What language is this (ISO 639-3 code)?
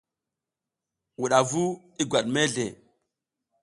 giz